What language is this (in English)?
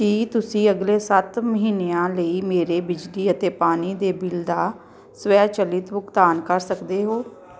Punjabi